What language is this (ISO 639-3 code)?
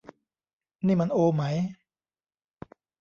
tha